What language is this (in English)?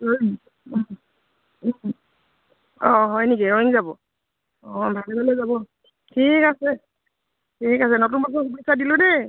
Assamese